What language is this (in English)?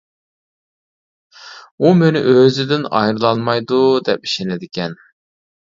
Uyghur